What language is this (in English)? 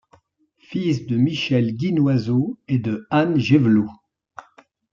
French